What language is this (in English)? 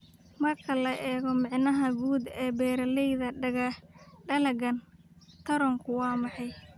Somali